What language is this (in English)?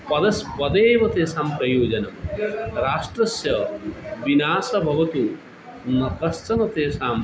Sanskrit